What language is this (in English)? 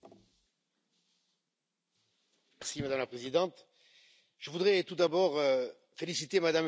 French